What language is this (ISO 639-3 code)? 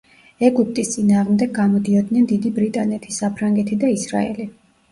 kat